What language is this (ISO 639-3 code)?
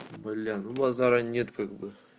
rus